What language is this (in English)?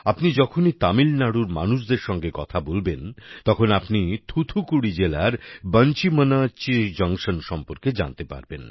Bangla